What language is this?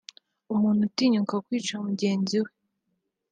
Kinyarwanda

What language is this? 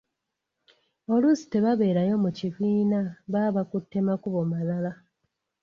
Ganda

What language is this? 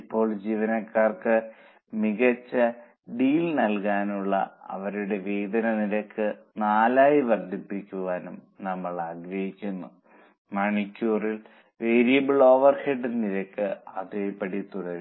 Malayalam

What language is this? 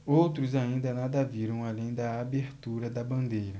Portuguese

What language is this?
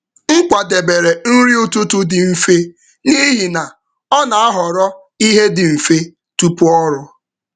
Igbo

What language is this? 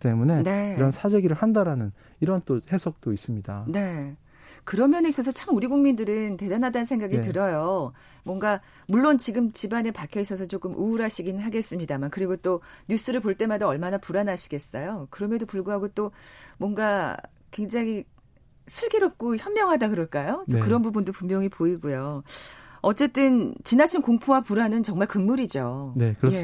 Korean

